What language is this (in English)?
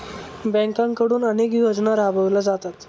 Marathi